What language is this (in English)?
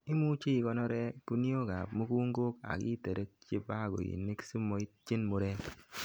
Kalenjin